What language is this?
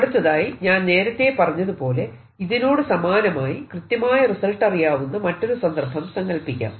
Malayalam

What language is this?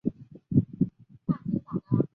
Chinese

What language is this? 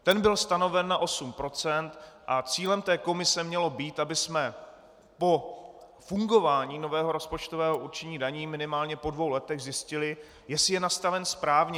Czech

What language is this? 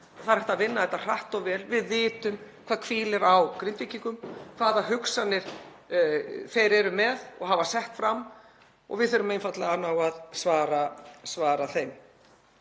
Icelandic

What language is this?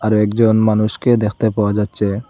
Bangla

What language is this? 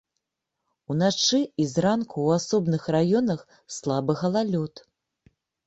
Belarusian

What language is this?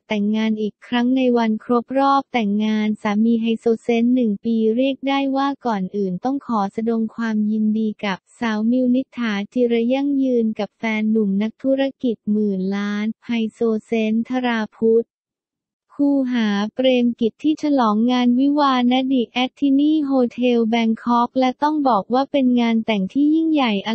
Thai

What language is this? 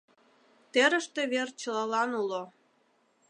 Mari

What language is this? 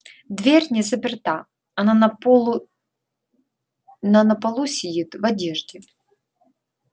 Russian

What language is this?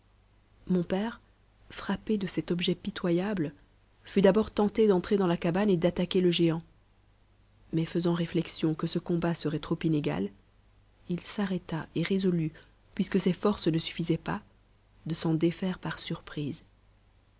French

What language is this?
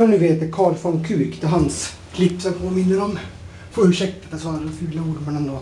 Swedish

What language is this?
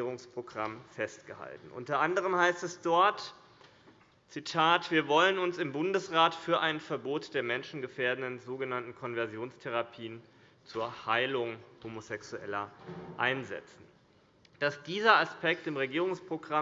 German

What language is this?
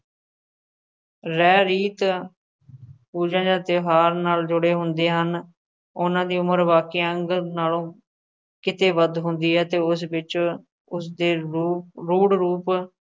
Punjabi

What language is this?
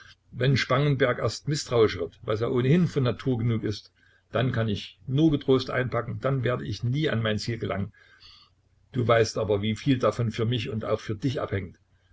German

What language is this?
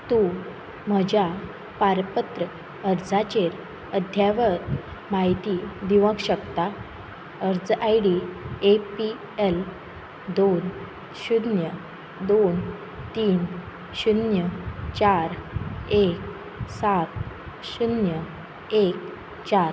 Konkani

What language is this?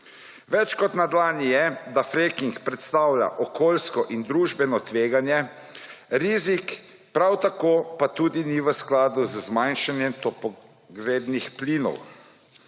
Slovenian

